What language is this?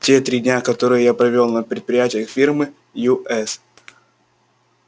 Russian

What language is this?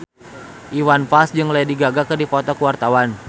Sundanese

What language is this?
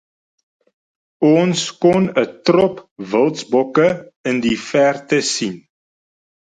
Afrikaans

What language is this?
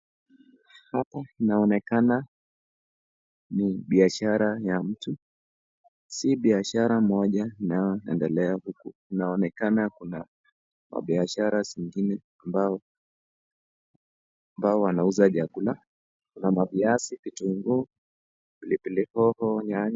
Swahili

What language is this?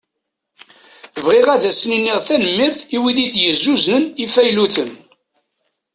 Kabyle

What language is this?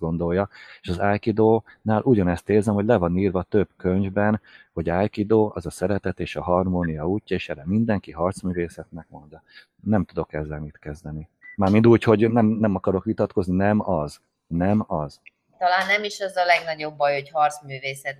Hungarian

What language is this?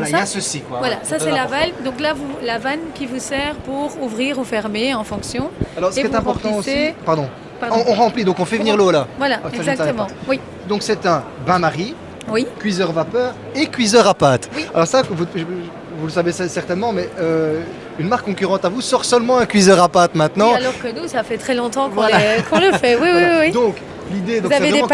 French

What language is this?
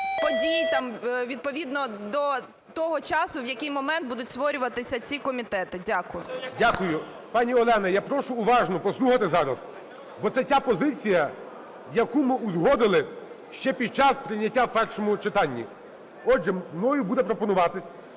Ukrainian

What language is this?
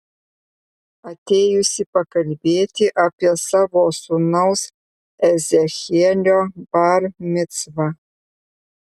Lithuanian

